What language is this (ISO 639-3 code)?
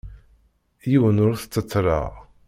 kab